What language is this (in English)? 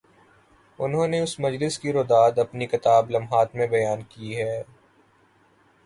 Urdu